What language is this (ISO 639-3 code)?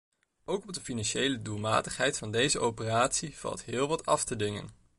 nld